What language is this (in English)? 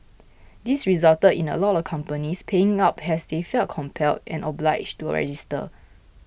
English